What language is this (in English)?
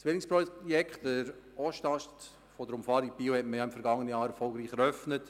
Swiss German